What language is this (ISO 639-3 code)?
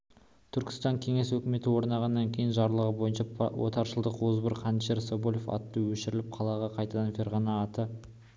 kaz